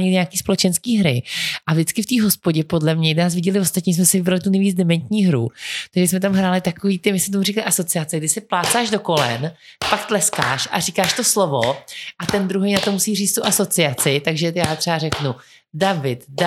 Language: Czech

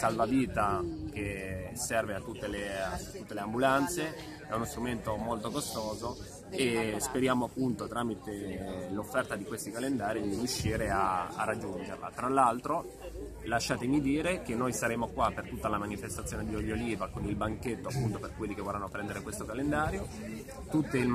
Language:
Italian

